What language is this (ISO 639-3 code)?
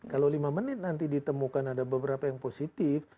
ind